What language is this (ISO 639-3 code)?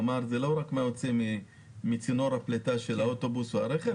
heb